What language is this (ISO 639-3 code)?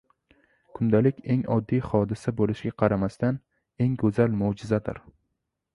uzb